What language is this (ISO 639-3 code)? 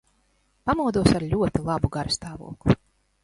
lav